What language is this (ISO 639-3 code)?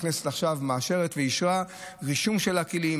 heb